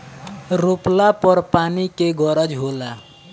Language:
Bhojpuri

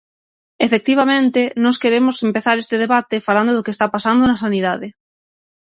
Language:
Galician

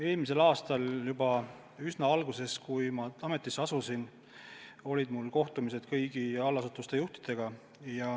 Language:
Estonian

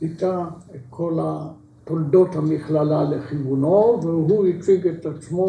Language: Hebrew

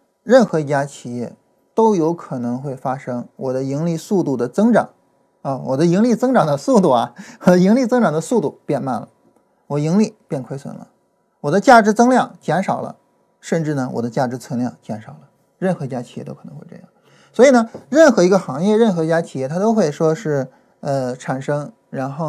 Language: Chinese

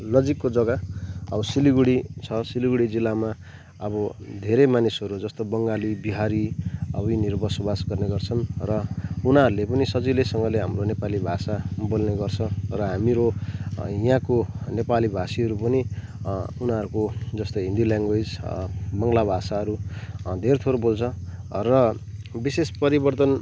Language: Nepali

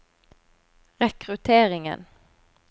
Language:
Norwegian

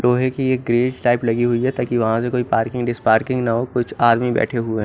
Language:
Hindi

